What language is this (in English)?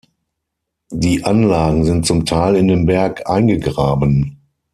German